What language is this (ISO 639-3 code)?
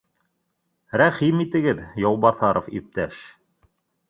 bak